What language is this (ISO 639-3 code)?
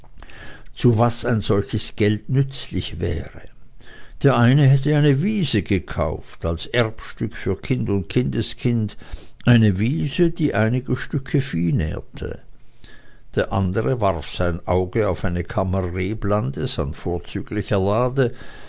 deu